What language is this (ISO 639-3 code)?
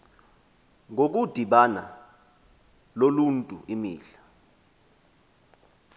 xho